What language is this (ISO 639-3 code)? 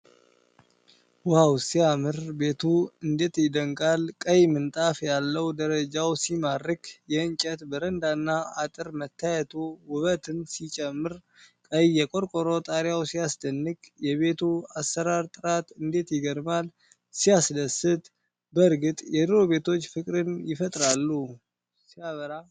amh